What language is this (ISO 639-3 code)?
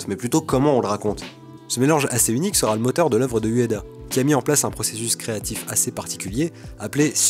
fra